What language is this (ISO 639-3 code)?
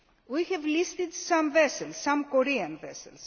eng